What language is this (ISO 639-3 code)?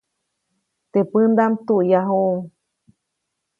zoc